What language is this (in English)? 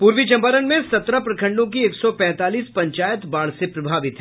Hindi